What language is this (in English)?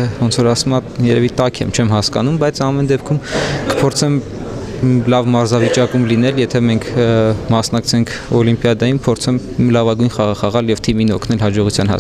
Persian